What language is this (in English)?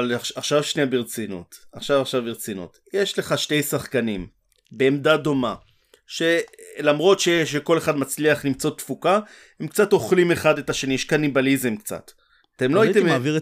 Hebrew